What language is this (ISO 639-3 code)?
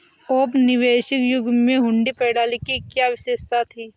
hin